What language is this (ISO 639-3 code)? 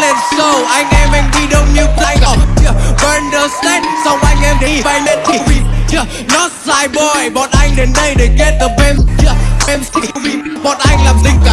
vie